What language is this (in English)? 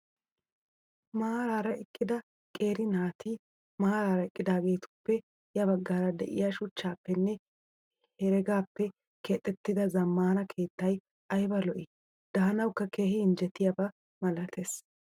Wolaytta